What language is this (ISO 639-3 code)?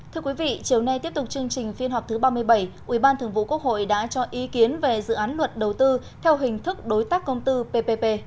vie